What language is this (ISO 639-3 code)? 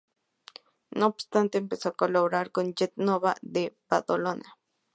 spa